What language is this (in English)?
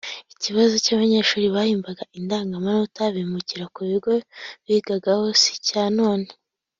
Kinyarwanda